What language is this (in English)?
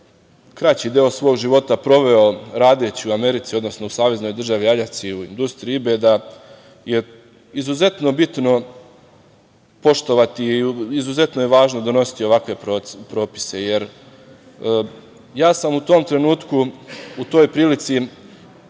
Serbian